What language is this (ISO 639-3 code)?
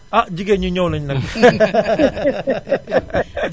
wol